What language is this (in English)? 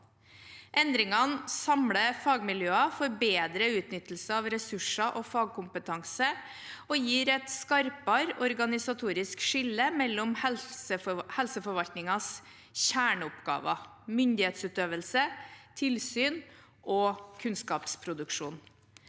Norwegian